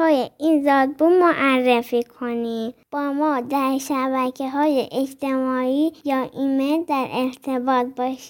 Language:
Persian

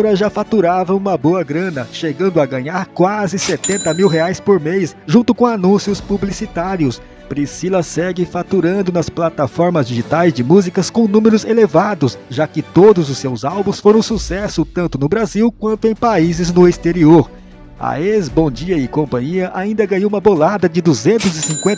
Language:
Portuguese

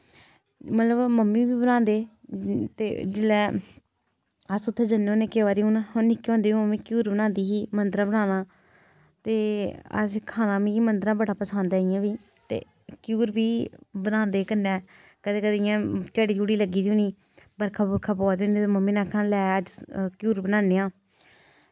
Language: Dogri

